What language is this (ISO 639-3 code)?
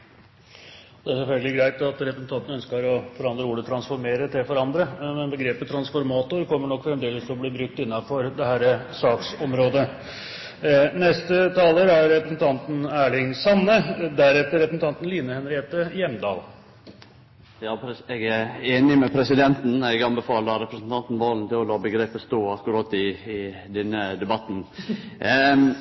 nor